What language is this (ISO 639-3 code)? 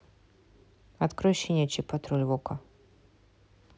rus